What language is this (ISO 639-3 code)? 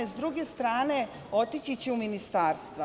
srp